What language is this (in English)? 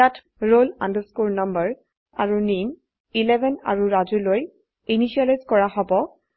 Assamese